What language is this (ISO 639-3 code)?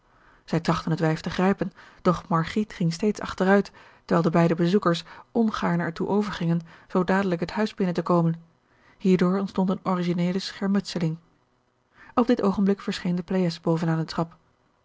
nld